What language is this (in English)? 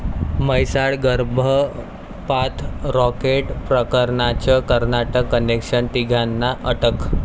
Marathi